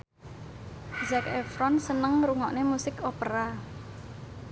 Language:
Javanese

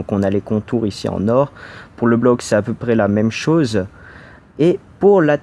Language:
French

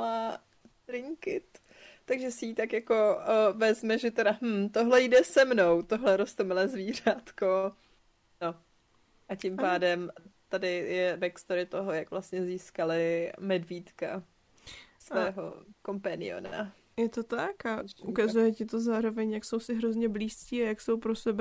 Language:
Czech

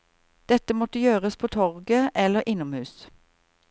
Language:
Norwegian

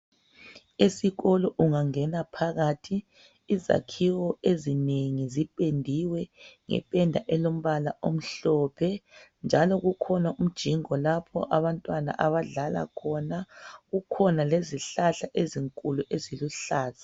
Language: North Ndebele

